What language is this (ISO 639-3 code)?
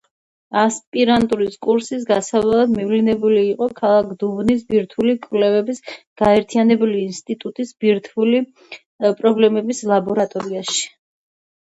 kat